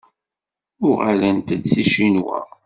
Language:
Kabyle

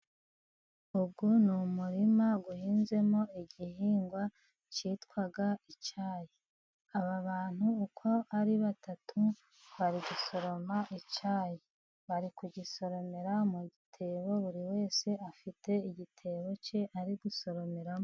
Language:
Kinyarwanda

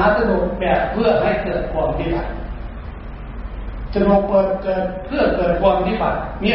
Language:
Thai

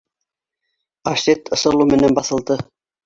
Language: Bashkir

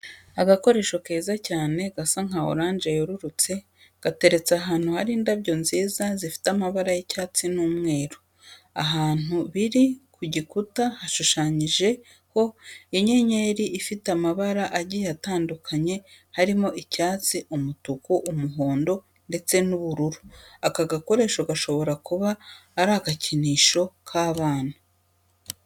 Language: Kinyarwanda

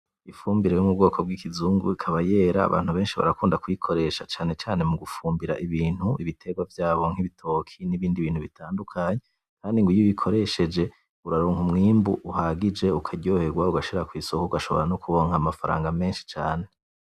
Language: Rundi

